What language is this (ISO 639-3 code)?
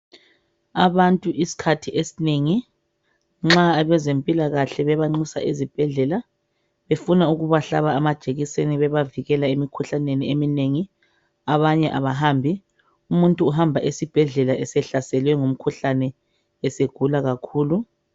nde